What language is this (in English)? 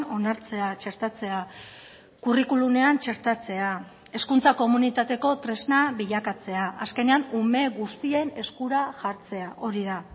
Basque